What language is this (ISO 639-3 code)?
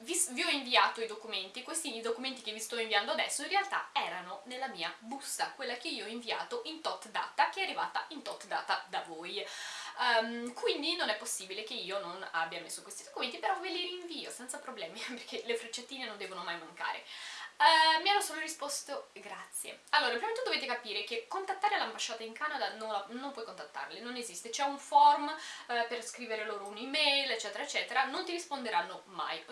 ita